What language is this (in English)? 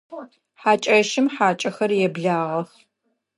Adyghe